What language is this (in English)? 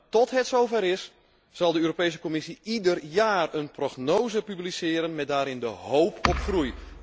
Dutch